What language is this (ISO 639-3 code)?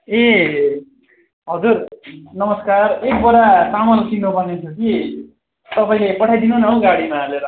nep